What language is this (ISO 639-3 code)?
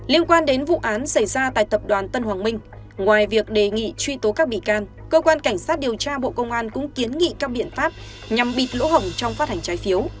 vie